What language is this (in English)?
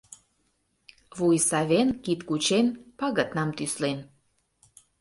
Mari